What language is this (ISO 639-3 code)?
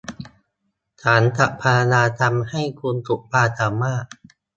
tha